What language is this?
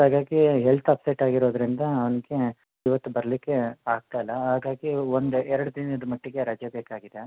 Kannada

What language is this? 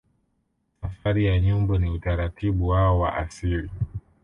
Swahili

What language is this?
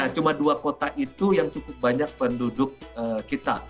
Indonesian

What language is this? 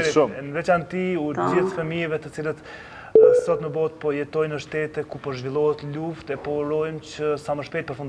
Romanian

